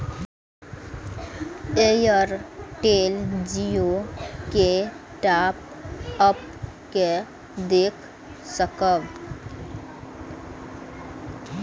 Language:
Maithili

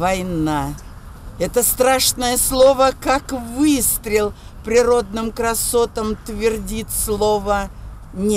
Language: Russian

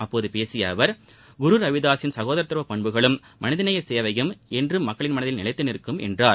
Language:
Tamil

